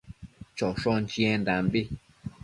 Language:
Matsés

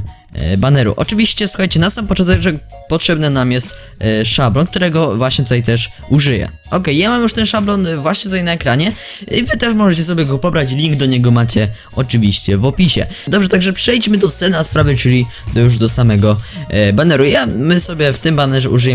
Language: Polish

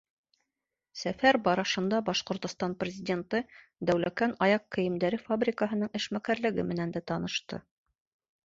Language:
Bashkir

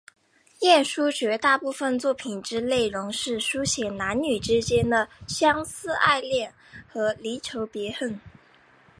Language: Chinese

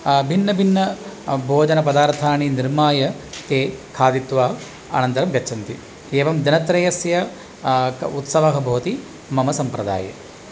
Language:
Sanskrit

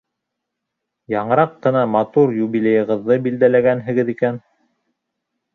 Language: Bashkir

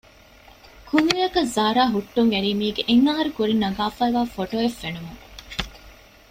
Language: Divehi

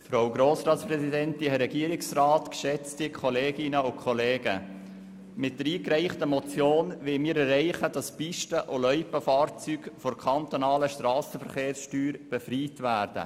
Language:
Swiss German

